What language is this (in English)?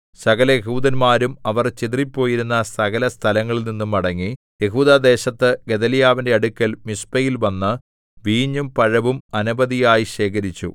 Malayalam